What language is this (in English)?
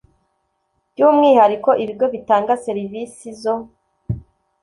Kinyarwanda